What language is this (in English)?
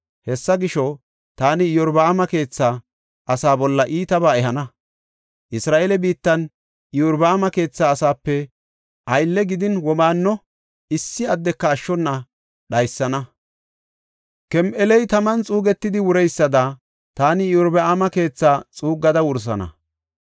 Gofa